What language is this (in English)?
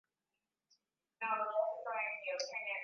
Swahili